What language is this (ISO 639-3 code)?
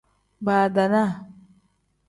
kdh